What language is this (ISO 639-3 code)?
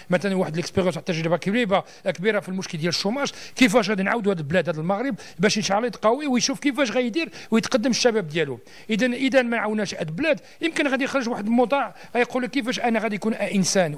ara